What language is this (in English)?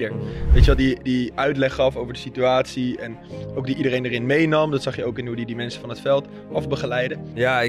Dutch